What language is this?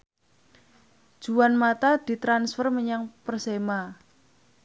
Javanese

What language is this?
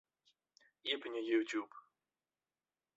Western Frisian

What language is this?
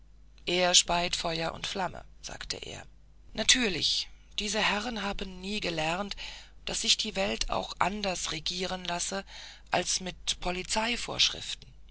German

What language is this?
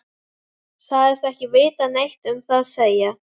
Icelandic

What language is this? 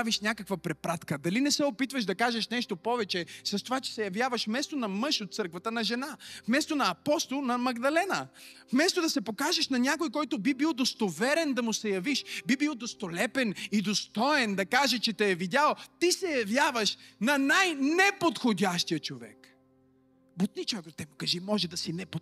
Bulgarian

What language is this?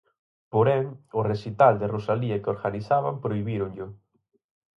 Galician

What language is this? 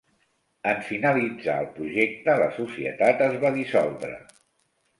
Catalan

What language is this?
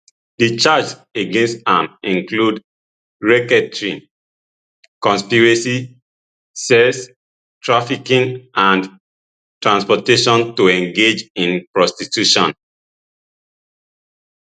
Nigerian Pidgin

